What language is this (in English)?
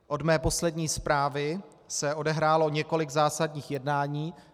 Czech